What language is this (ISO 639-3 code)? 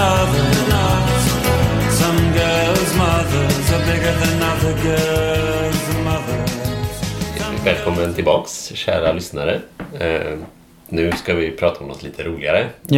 swe